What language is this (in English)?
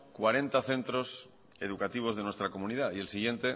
Spanish